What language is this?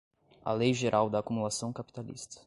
Portuguese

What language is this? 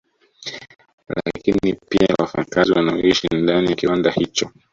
Swahili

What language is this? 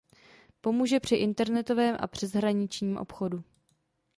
Czech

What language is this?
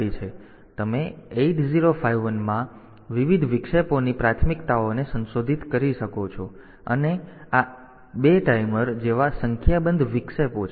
Gujarati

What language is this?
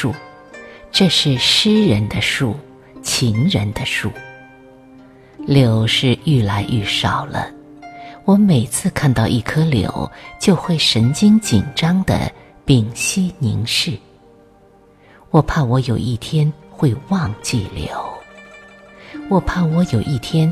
Chinese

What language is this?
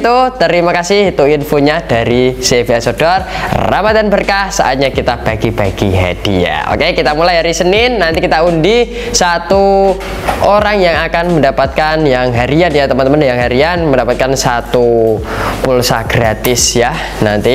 Indonesian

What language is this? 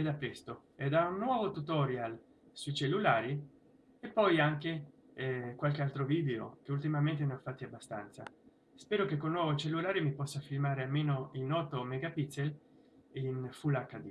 Italian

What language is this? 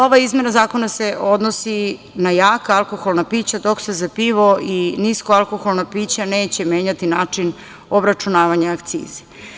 Serbian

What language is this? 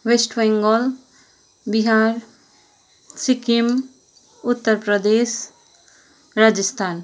Nepali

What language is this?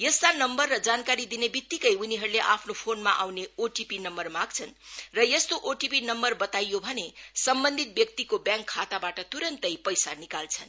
Nepali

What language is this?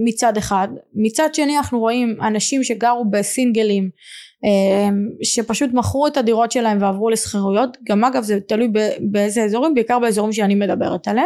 Hebrew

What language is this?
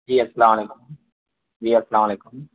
Urdu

